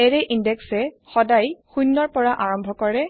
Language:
Assamese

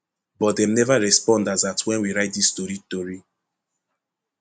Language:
Nigerian Pidgin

